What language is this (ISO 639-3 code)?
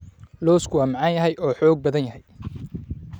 som